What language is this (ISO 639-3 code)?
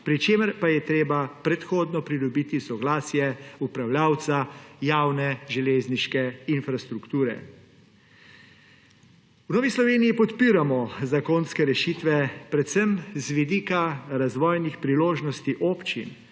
slv